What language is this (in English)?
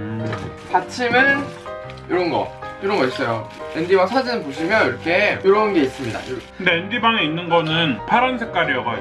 Korean